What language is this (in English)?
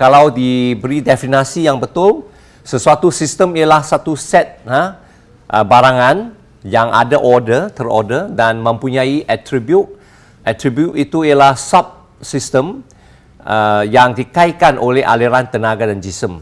Malay